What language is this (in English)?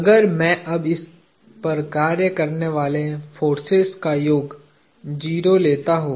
Hindi